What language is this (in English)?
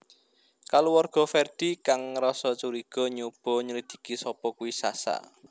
Javanese